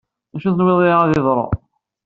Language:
Kabyle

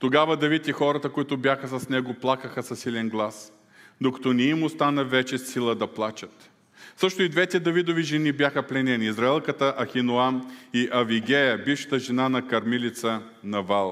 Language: Bulgarian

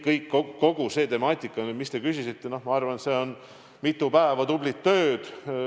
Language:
Estonian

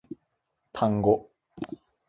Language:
Japanese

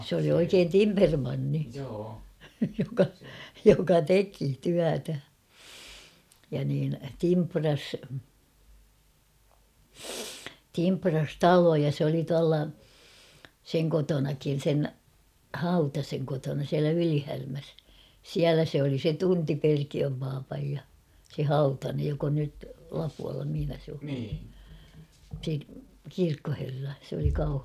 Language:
Finnish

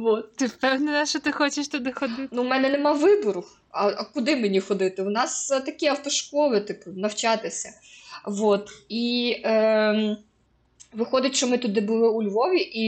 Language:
Ukrainian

